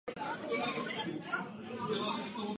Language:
Czech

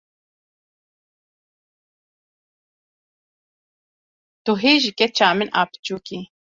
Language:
Kurdish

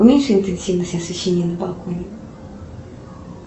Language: Russian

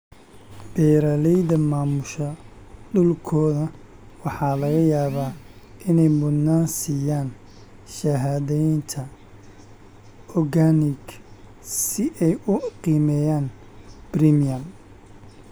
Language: Somali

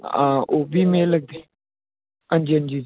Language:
Dogri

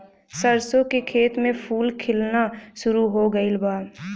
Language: Bhojpuri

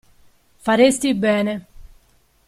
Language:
Italian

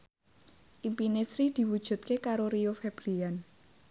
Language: Javanese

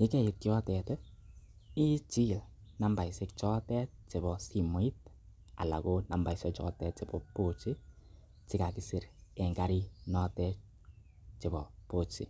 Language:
Kalenjin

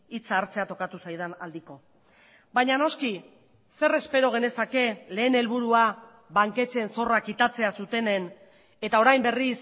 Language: Basque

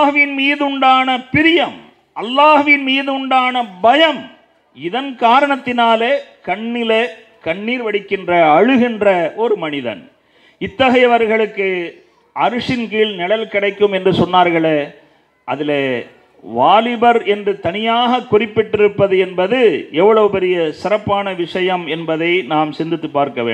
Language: Tamil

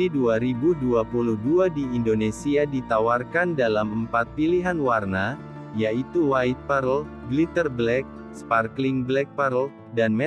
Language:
Indonesian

